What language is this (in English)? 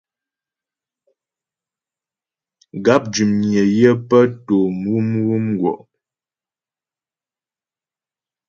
Ghomala